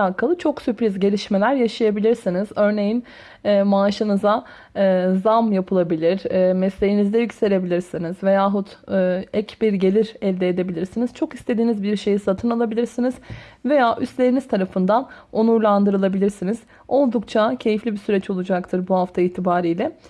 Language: Turkish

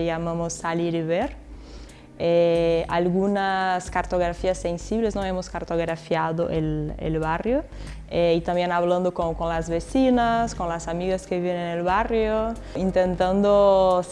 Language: Spanish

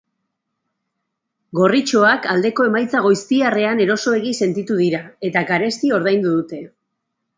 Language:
Basque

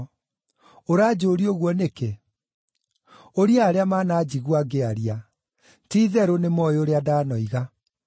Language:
Kikuyu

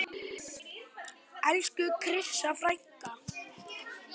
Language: Icelandic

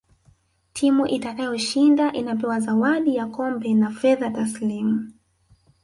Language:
Swahili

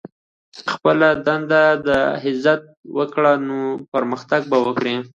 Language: Pashto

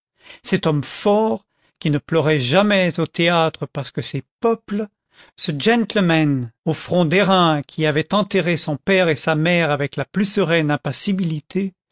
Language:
French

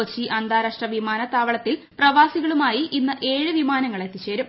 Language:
Malayalam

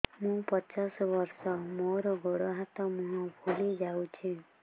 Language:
Odia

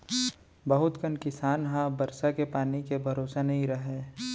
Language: Chhattisgarhi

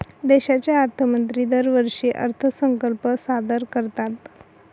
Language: Marathi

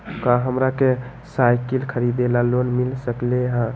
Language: Magahi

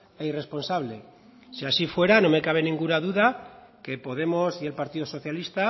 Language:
Spanish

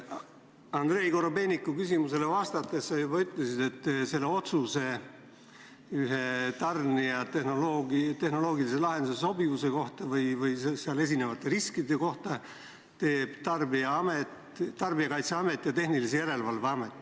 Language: Estonian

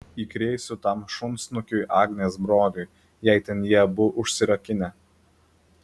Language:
Lithuanian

